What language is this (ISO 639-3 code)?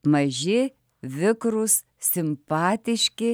lit